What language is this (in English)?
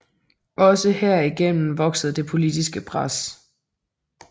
Danish